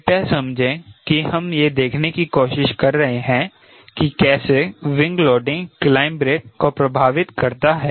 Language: Hindi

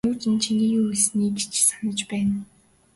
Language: Mongolian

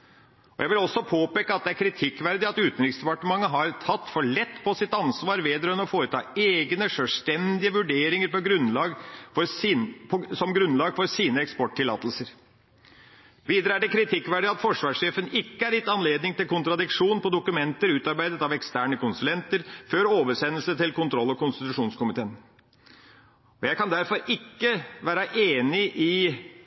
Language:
Norwegian Bokmål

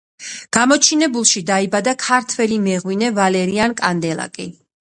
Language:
Georgian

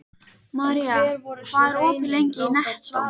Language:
Icelandic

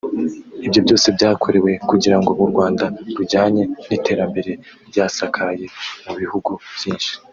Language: Kinyarwanda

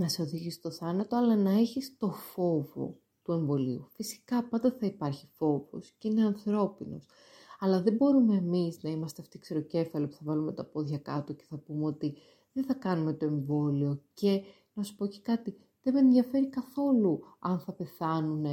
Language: Greek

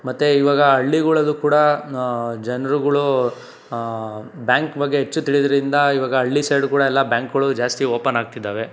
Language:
Kannada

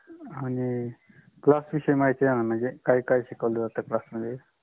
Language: Marathi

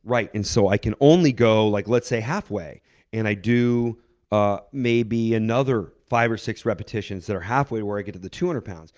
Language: English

